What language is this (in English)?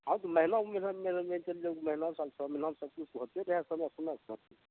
Maithili